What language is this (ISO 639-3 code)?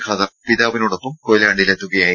mal